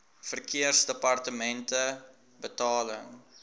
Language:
Afrikaans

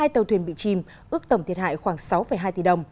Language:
Vietnamese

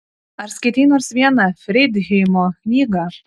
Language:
Lithuanian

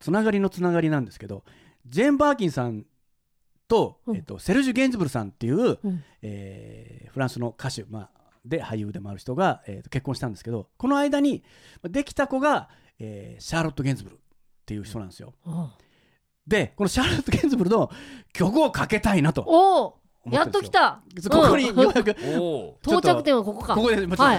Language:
Japanese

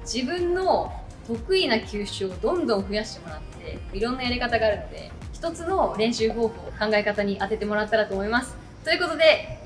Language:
Japanese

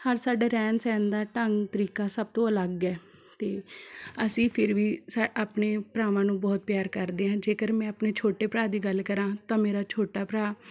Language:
Punjabi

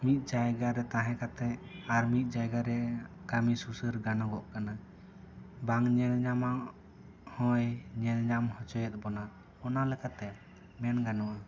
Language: Santali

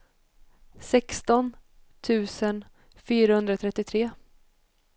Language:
Swedish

